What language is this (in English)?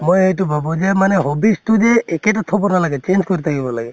Assamese